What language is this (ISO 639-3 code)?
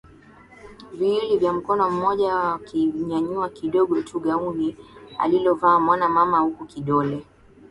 swa